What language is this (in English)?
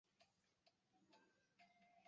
Chinese